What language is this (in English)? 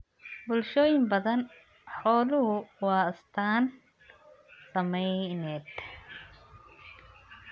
Somali